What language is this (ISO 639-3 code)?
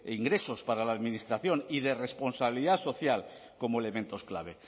spa